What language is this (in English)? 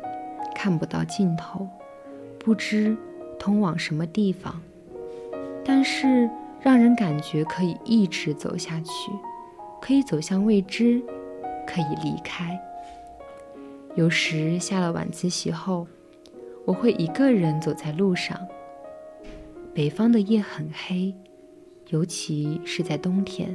Chinese